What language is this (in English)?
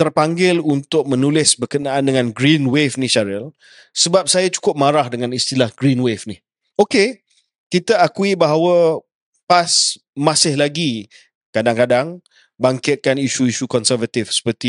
Malay